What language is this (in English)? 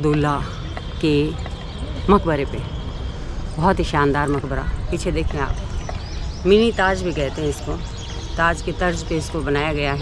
Hindi